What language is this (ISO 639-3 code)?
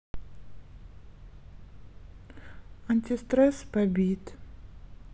rus